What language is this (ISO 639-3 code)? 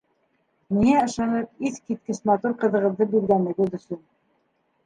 bak